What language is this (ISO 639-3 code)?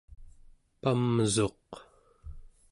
esu